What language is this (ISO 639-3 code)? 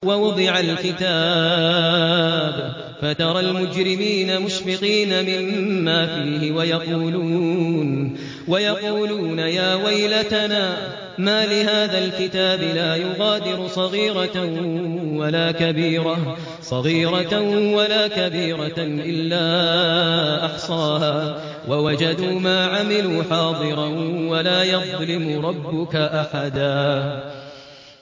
ara